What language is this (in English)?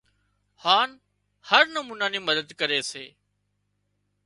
Wadiyara Koli